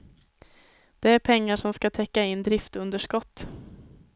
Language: Swedish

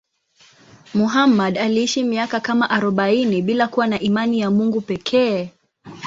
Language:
Swahili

